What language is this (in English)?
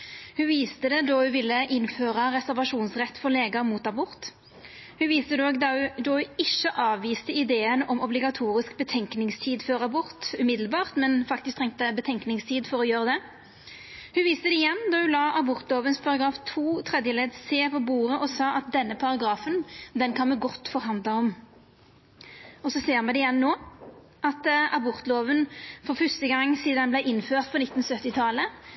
Norwegian Nynorsk